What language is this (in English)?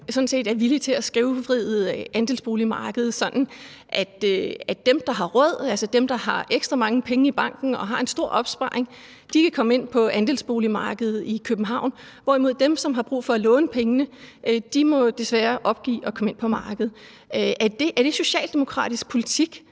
Danish